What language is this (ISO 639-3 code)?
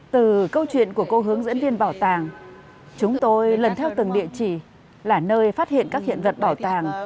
vie